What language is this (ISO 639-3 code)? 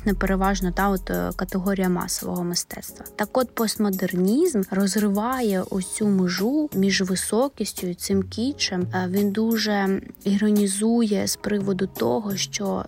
ukr